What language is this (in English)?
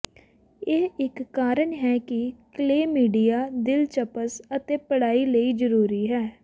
Punjabi